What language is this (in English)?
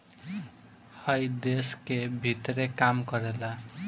Bhojpuri